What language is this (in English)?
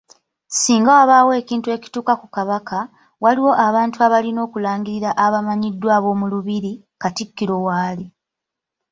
Ganda